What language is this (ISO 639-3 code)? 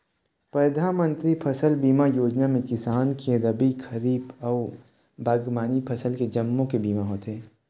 hne